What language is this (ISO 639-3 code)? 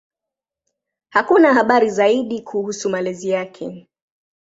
swa